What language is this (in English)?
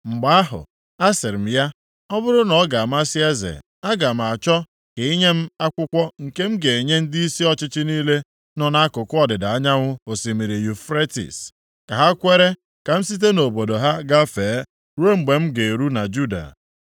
Igbo